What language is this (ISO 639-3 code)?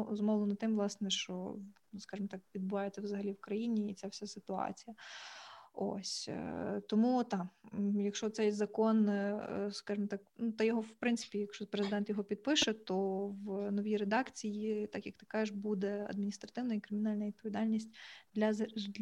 ukr